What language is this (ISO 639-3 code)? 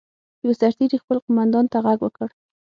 pus